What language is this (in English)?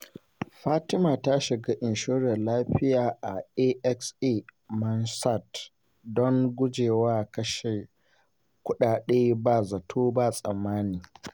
Hausa